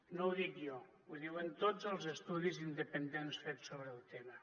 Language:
Catalan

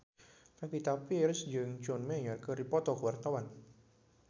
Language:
Sundanese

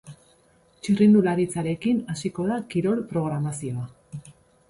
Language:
Basque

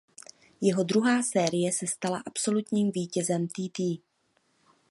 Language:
Czech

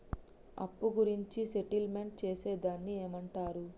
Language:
Telugu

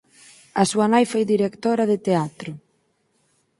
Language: Galician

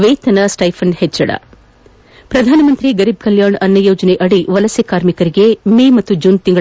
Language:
Kannada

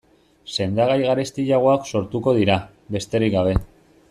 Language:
Basque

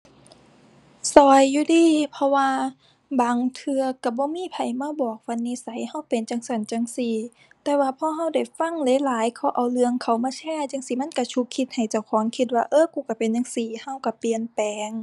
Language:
Thai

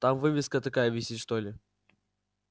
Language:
Russian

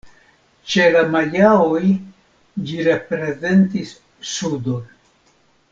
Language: Esperanto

